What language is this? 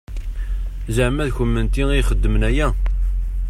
Kabyle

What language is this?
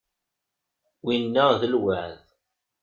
Kabyle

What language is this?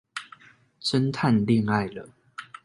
Chinese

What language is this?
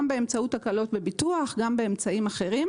Hebrew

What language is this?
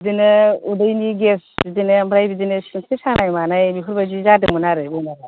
Bodo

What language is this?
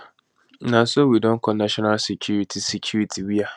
Nigerian Pidgin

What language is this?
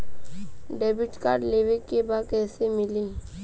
Bhojpuri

